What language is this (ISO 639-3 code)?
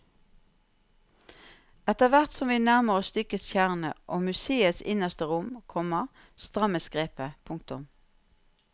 nor